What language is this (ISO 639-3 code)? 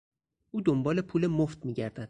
fas